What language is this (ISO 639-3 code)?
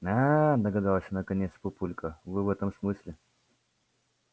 rus